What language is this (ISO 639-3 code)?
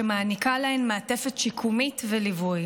heb